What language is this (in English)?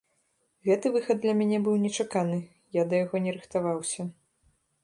Belarusian